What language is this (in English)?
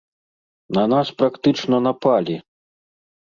Belarusian